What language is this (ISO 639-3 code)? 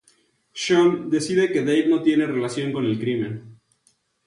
spa